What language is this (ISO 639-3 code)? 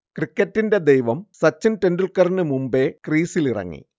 mal